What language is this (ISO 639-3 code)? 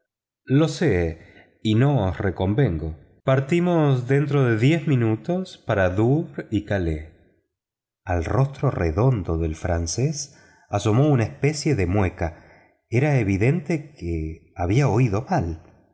spa